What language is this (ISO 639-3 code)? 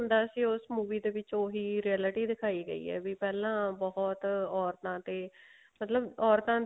pan